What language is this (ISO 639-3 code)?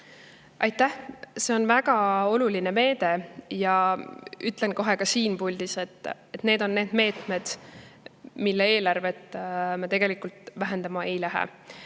est